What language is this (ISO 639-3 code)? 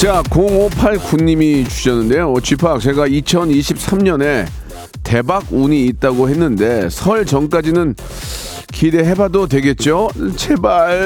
kor